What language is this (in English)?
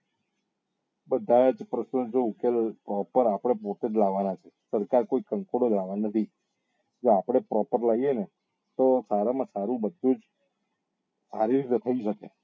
Gujarati